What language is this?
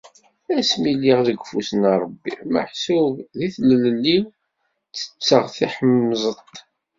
Kabyle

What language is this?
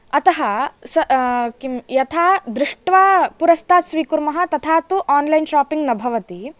Sanskrit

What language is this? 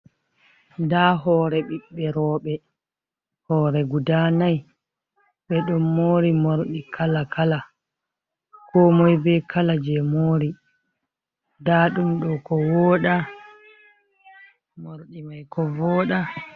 Fula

